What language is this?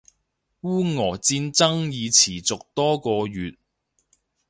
Cantonese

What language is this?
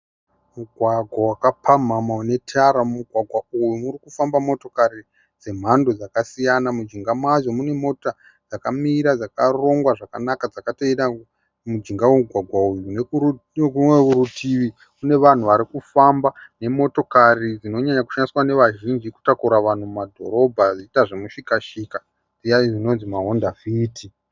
Shona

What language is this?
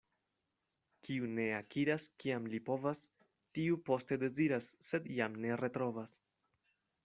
Esperanto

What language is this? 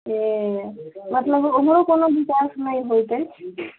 Maithili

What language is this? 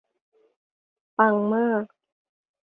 Thai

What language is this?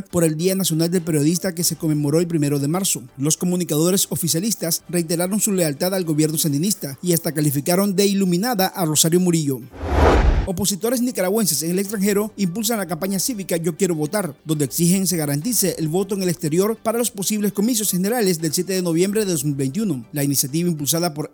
Spanish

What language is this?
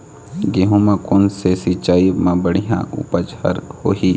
Chhattisgarhi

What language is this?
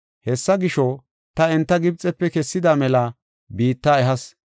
Gofa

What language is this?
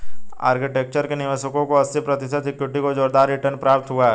Hindi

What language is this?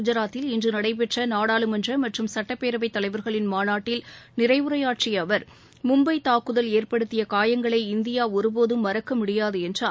Tamil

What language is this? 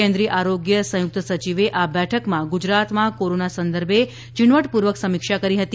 Gujarati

